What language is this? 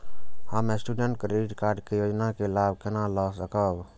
Maithili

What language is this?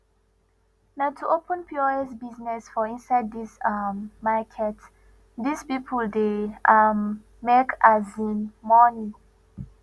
Nigerian Pidgin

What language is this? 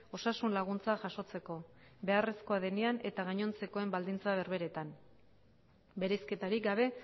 Basque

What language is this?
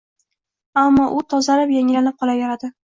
Uzbek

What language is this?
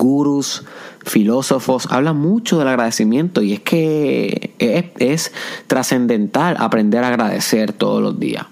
Spanish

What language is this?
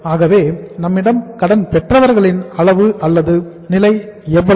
Tamil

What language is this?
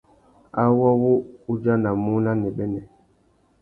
Tuki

